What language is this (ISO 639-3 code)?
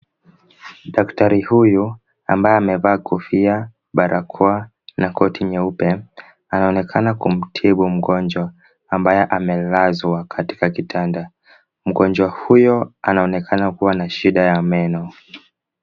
swa